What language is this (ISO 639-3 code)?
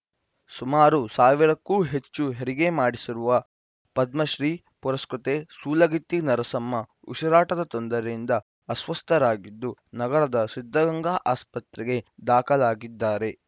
kan